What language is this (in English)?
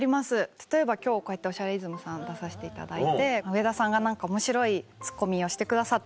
Japanese